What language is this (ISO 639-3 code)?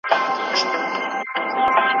pus